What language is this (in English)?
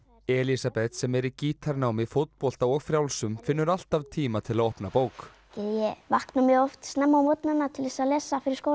Icelandic